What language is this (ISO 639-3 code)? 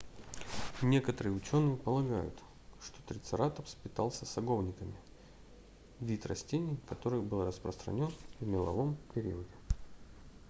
rus